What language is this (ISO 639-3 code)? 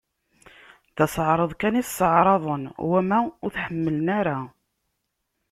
kab